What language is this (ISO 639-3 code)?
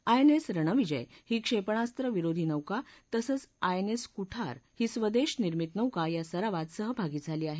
mar